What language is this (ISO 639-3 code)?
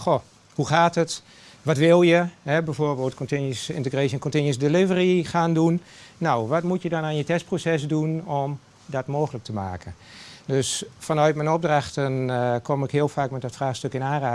nld